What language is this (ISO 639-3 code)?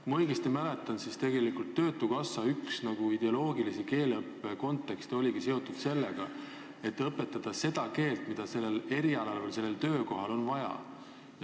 est